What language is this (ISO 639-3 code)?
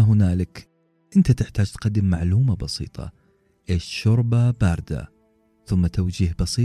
ara